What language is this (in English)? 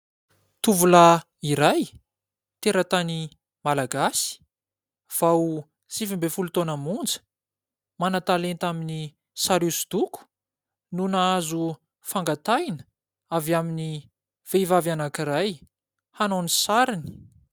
Malagasy